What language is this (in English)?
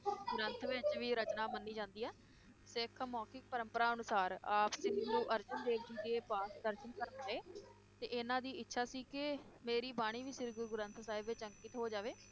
Punjabi